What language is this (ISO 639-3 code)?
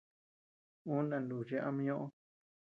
cux